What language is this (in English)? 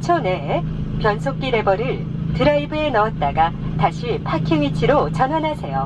Korean